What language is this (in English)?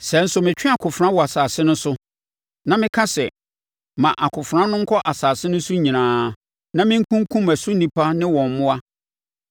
Akan